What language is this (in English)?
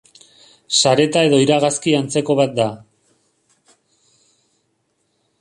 Basque